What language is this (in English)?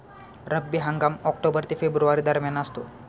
Marathi